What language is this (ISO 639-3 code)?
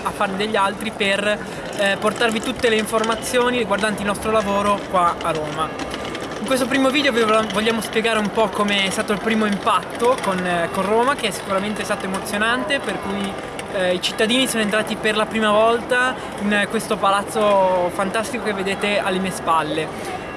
ita